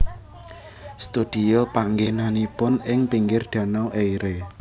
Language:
Javanese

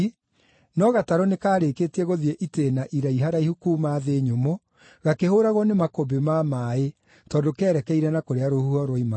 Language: Kikuyu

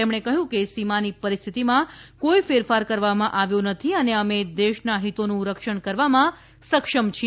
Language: Gujarati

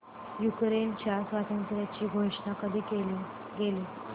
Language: Marathi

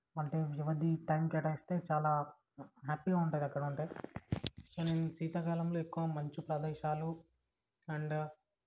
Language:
Telugu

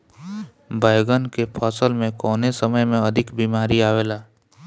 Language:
Bhojpuri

